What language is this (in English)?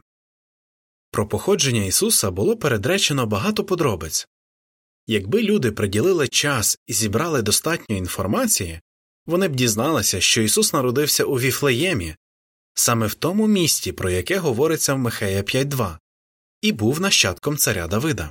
Ukrainian